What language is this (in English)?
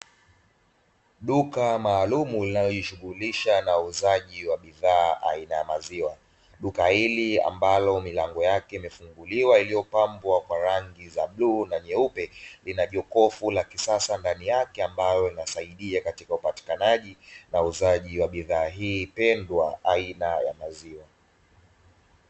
Swahili